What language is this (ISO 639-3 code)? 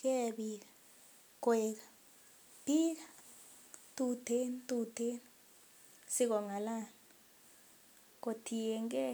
kln